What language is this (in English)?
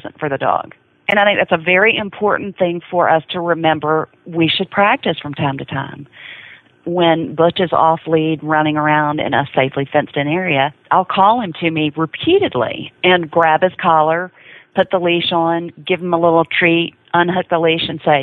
English